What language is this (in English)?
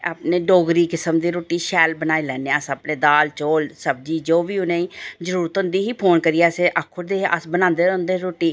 Dogri